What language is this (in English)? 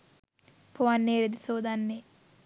Sinhala